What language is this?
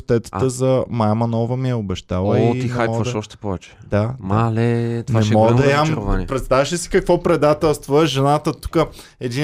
Bulgarian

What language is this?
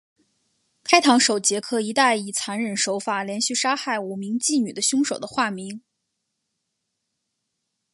Chinese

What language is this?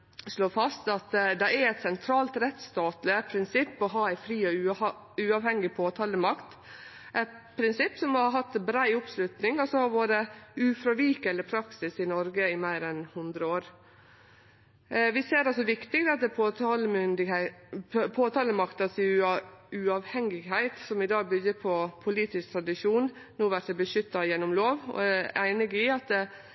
Norwegian Nynorsk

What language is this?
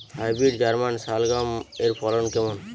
Bangla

